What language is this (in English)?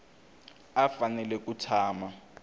Tsonga